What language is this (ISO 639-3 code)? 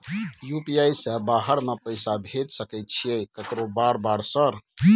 mai